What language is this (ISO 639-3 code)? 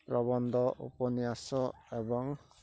ori